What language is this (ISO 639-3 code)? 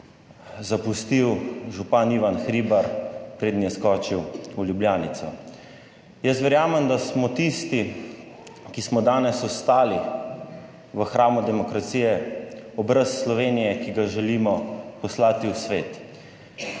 slv